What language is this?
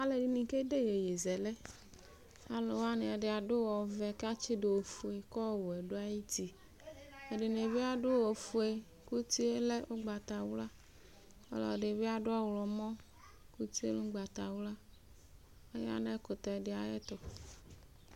Ikposo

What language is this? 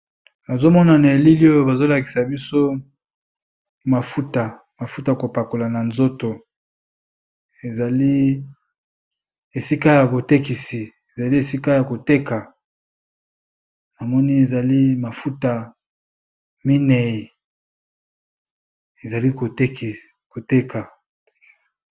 Lingala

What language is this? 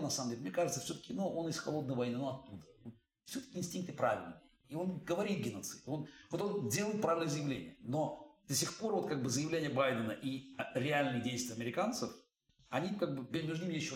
Russian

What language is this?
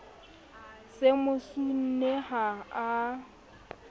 Southern Sotho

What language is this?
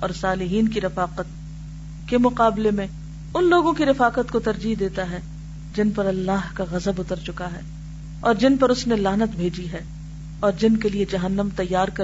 Urdu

